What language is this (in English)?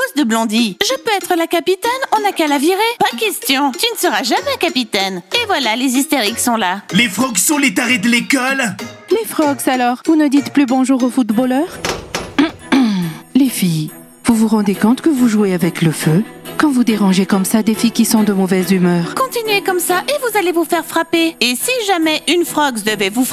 French